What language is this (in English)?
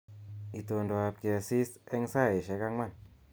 Kalenjin